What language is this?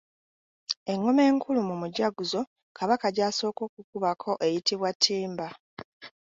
Ganda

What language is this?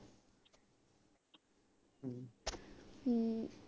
Punjabi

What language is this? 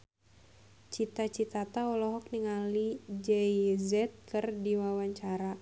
Sundanese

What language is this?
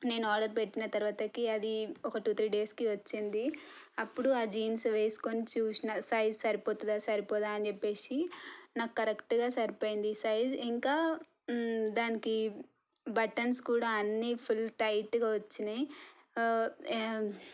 Telugu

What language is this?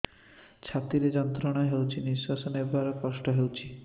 Odia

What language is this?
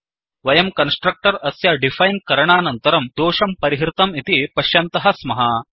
Sanskrit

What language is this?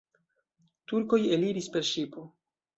Esperanto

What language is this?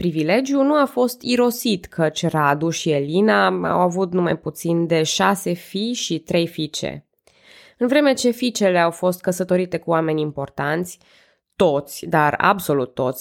Romanian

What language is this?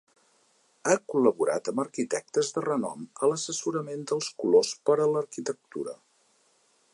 Catalan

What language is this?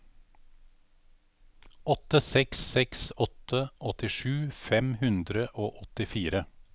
Norwegian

